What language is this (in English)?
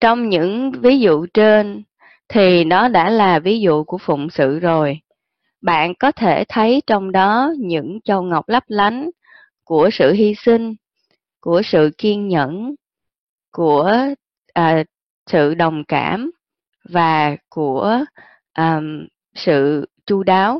Vietnamese